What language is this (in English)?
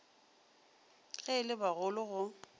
Northern Sotho